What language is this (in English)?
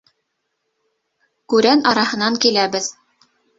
Bashkir